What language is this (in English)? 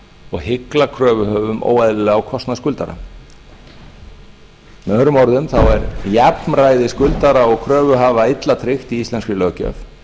Icelandic